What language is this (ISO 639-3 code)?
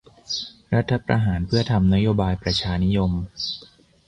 tha